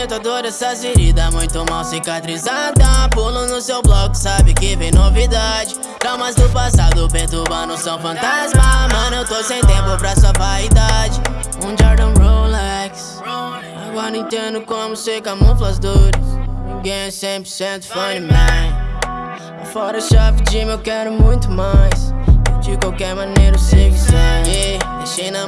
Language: Japanese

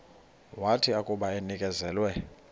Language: Xhosa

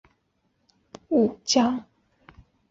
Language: Chinese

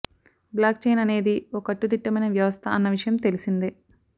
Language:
Telugu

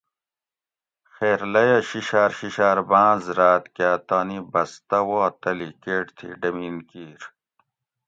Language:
Gawri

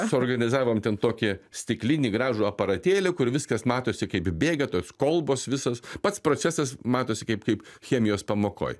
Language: Lithuanian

